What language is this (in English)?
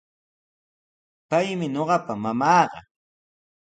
Sihuas Ancash Quechua